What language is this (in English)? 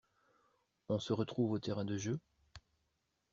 French